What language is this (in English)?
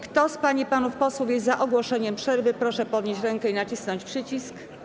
Polish